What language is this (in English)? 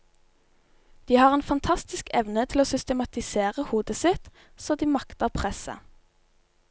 Norwegian